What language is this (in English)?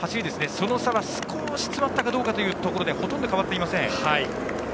Japanese